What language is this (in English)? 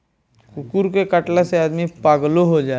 Bhojpuri